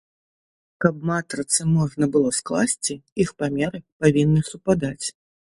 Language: Belarusian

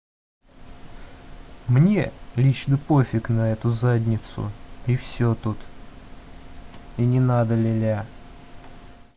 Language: Russian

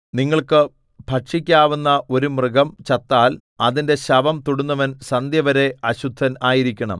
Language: Malayalam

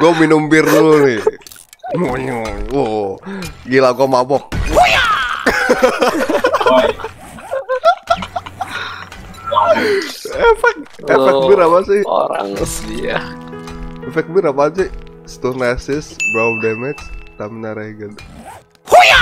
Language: Indonesian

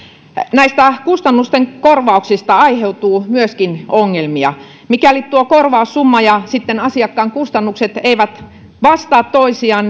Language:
Finnish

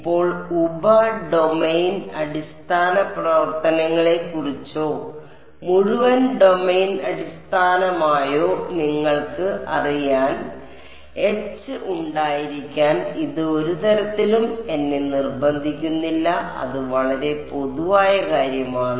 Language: Malayalam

